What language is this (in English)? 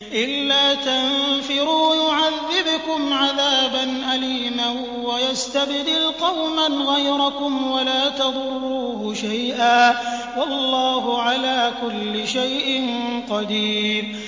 Arabic